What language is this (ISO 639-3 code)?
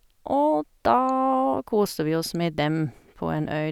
nor